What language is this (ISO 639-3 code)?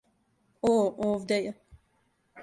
srp